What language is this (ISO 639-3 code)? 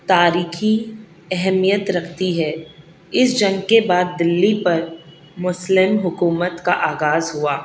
urd